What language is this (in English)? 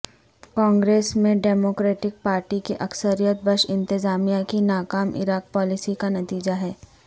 Urdu